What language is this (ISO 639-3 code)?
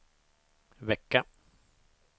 swe